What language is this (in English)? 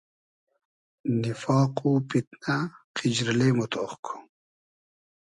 Hazaragi